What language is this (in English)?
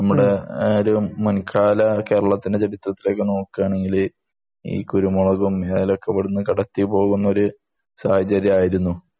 Malayalam